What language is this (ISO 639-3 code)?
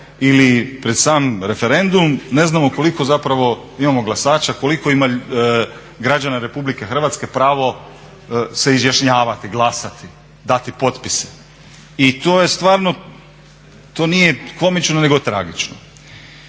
hrv